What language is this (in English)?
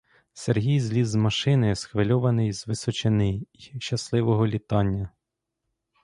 Ukrainian